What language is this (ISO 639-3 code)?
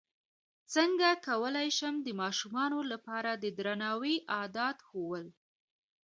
pus